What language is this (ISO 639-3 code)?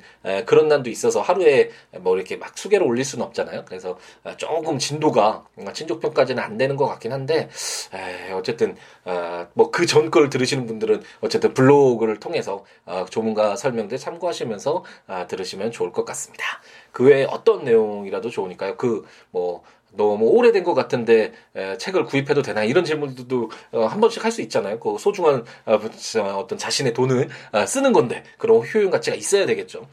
kor